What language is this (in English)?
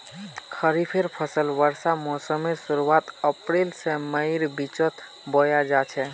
Magahi